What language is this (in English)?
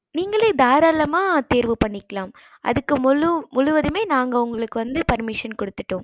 Tamil